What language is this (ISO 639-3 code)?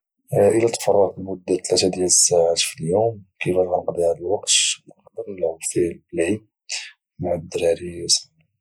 ary